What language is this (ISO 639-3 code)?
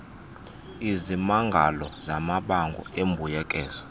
xho